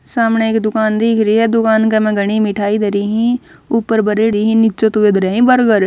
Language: Haryanvi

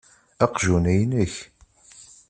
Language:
Kabyle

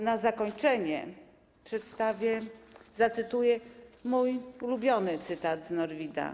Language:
Polish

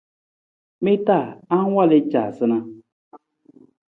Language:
Nawdm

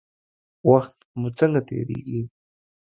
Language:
Pashto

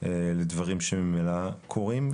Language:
Hebrew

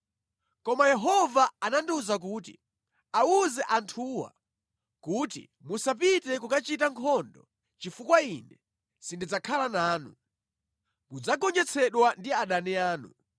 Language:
Nyanja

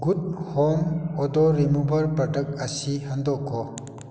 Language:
Manipuri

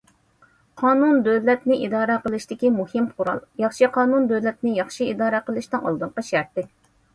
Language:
Uyghur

